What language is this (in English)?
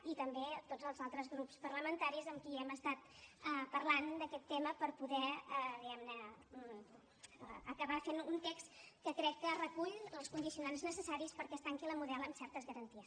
Catalan